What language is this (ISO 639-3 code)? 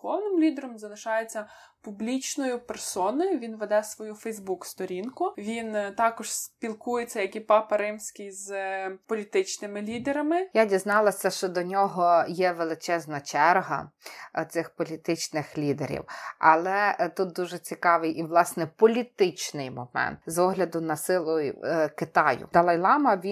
ukr